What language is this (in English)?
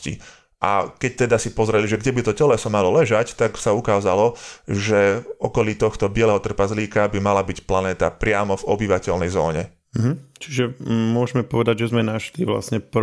Slovak